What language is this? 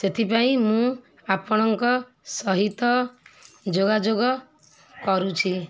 Odia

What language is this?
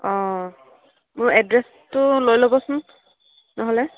Assamese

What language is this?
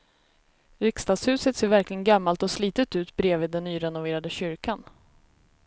Swedish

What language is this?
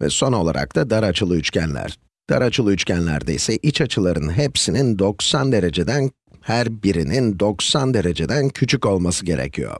Turkish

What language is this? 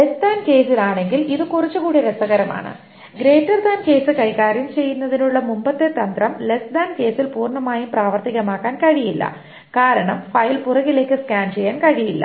Malayalam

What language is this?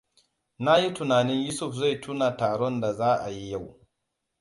Hausa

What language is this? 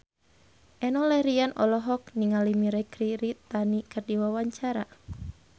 Sundanese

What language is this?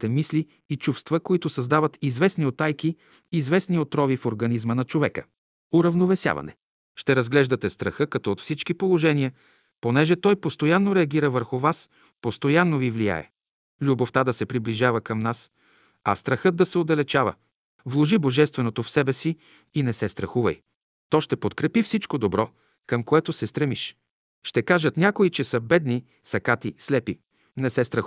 Bulgarian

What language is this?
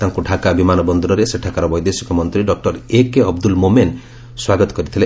Odia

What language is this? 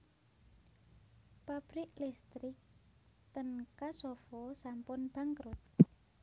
Javanese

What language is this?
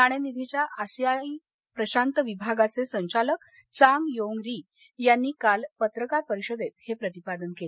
Marathi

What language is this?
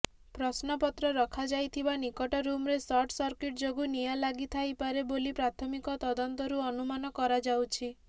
Odia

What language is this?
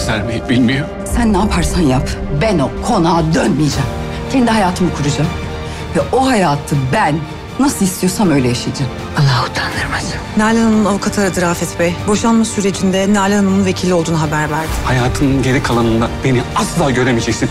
Turkish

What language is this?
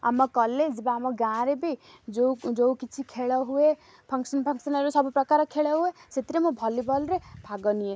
Odia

